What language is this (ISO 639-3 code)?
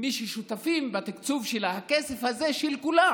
heb